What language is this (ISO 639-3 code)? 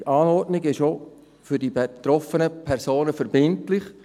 gsw